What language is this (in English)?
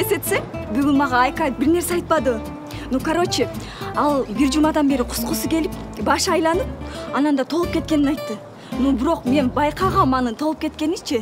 Turkish